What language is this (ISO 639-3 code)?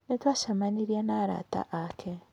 kik